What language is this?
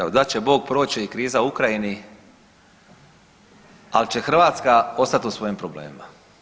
Croatian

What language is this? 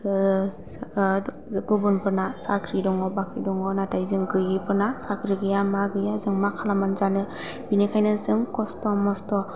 Bodo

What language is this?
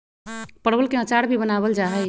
Magahi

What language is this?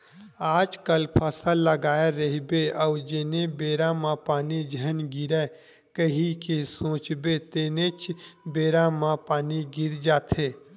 Chhattisgarhi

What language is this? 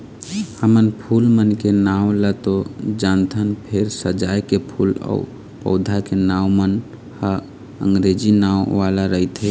Chhattisgarhi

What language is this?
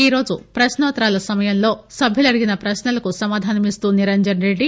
Telugu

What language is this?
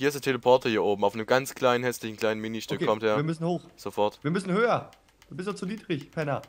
German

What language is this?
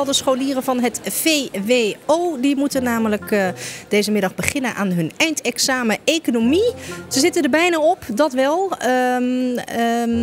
Dutch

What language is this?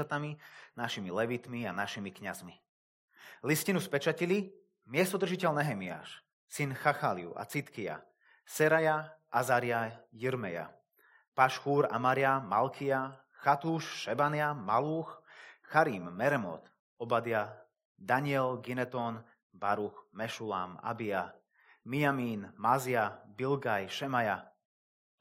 Slovak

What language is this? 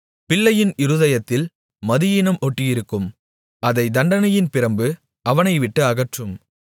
Tamil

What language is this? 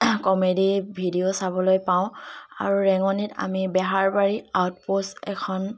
Assamese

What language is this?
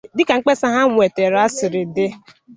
Igbo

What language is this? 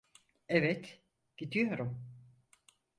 Turkish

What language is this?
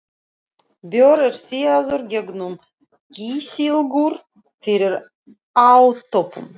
Icelandic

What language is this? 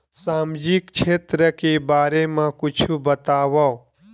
Chhattisgarhi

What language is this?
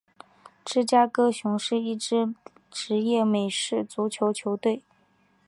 Chinese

